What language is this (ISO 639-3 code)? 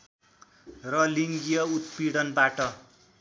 nep